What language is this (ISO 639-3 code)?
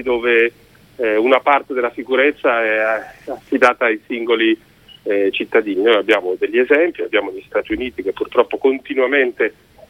ita